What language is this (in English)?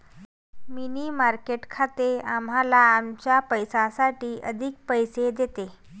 Marathi